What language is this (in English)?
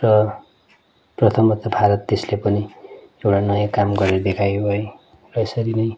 Nepali